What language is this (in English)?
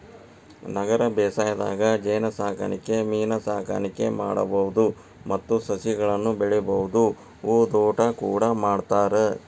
Kannada